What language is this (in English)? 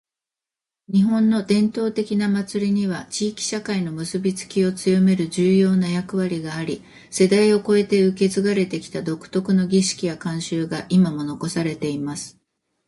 Japanese